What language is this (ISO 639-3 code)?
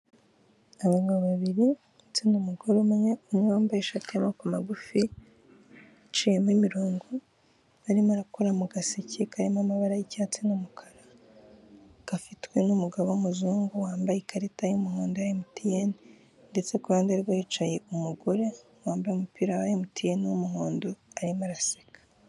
kin